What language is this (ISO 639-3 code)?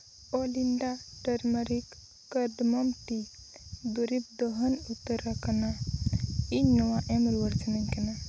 sat